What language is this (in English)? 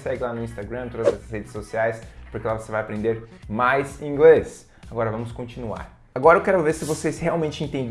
Portuguese